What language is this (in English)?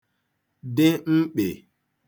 Igbo